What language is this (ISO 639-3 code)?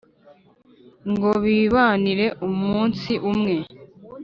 kin